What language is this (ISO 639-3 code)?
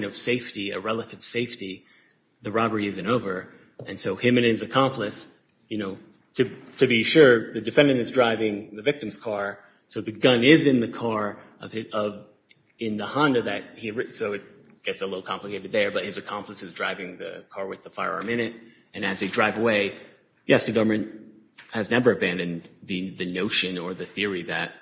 eng